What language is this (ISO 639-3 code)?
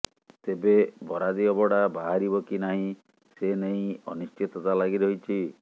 ori